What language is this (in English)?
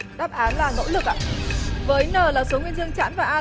Vietnamese